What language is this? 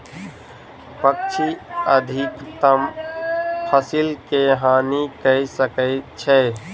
Maithili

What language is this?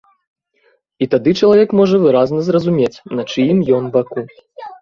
Belarusian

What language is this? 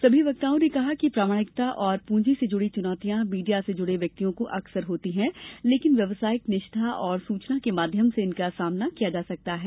Hindi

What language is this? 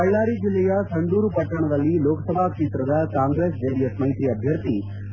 Kannada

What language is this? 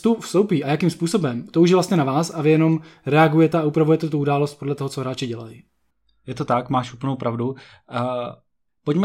Czech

